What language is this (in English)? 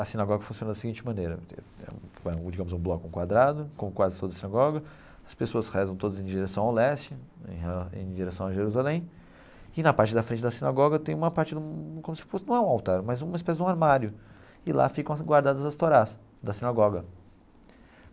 Portuguese